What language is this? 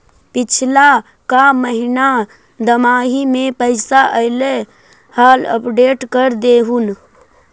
Magahi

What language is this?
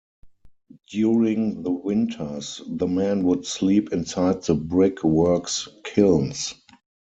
English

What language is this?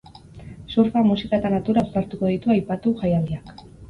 Basque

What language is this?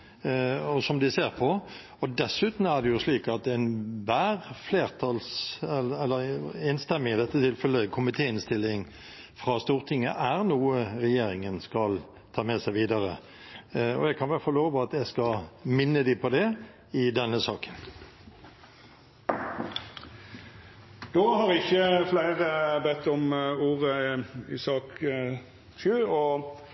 Norwegian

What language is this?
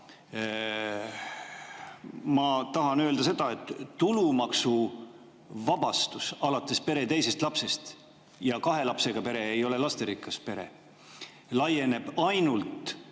Estonian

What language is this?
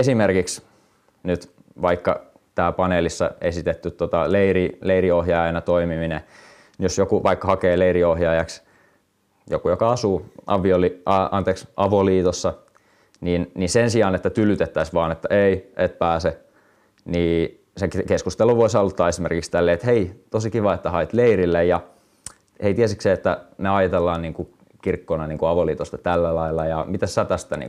Finnish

